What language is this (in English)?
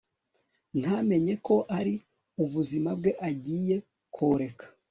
Kinyarwanda